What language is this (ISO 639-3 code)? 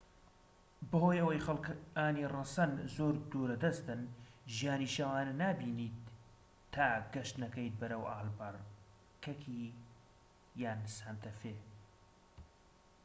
ckb